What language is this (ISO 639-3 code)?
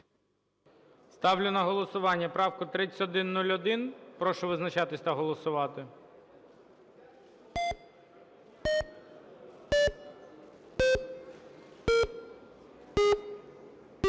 ukr